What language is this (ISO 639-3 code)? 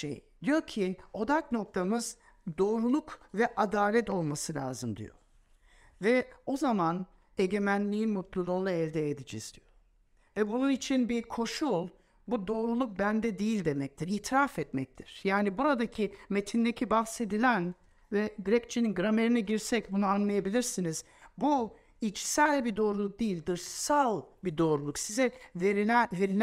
tur